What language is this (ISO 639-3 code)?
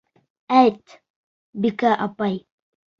bak